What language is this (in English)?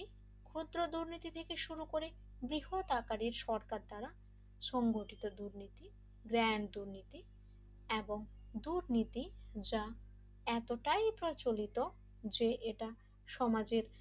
Bangla